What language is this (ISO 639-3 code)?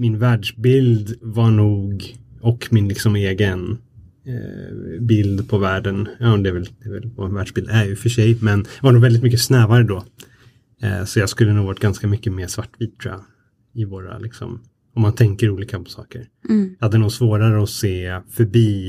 swe